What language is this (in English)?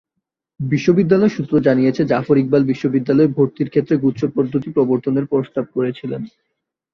Bangla